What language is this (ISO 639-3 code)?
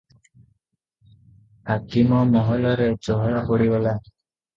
ori